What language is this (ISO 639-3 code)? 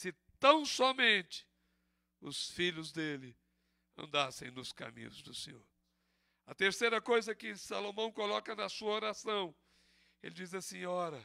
por